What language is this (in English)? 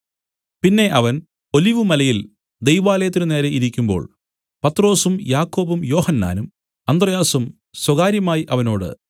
Malayalam